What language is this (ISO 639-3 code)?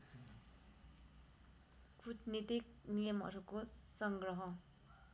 nep